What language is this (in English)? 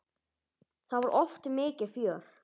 Icelandic